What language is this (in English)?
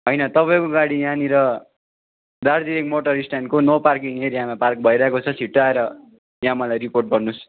Nepali